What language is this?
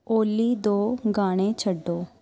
Punjabi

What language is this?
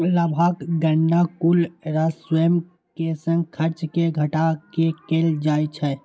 Maithili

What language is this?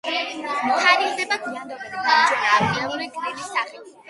Georgian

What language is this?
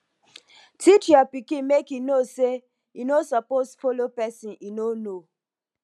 Nigerian Pidgin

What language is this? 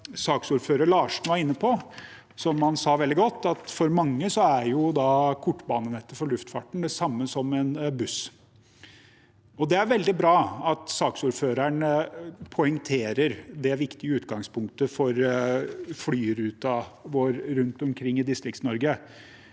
Norwegian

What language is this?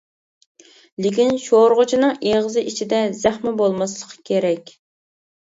Uyghur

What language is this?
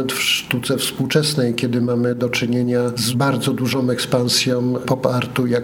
Polish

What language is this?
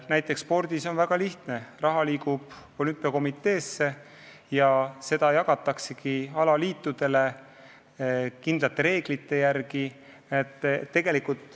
Estonian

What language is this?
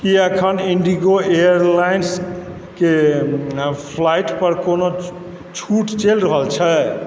Maithili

